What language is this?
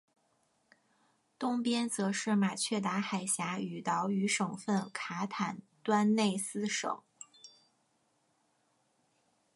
Chinese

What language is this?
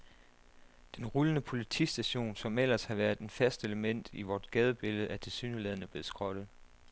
Danish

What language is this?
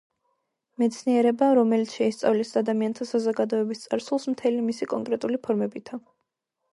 Georgian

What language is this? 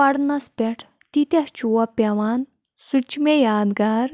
Kashmiri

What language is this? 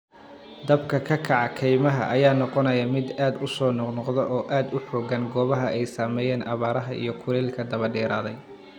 Somali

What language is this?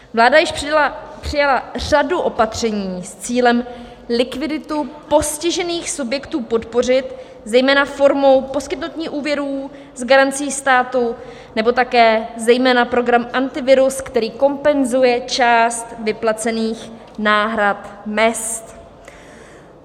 Czech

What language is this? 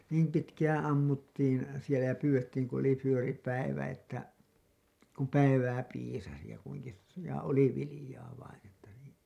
Finnish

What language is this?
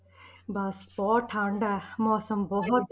Punjabi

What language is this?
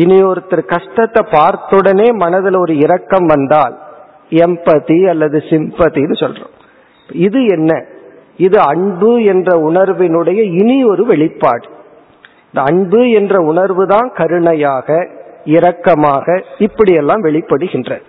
Tamil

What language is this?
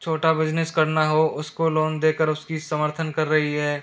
Hindi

